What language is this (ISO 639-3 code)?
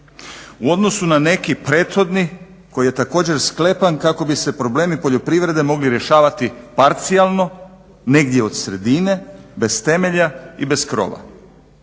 hrv